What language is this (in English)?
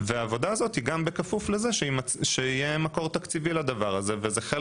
Hebrew